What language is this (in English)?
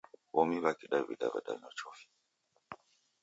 Taita